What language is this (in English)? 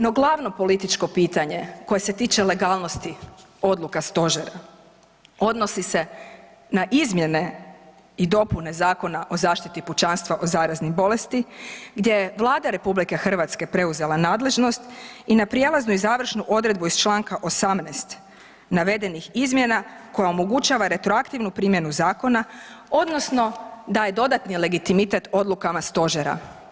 Croatian